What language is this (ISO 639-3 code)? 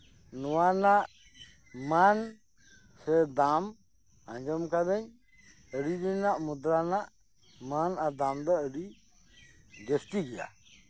sat